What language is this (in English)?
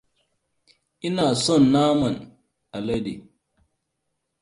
Hausa